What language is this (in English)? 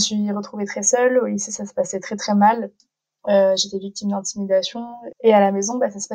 French